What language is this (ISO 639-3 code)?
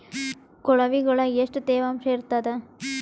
kan